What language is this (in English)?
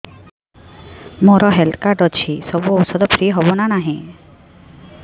Odia